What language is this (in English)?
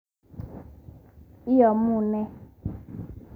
Kalenjin